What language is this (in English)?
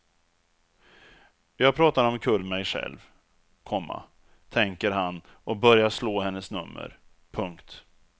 Swedish